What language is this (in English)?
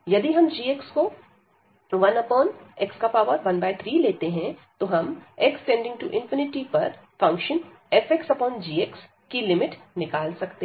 Hindi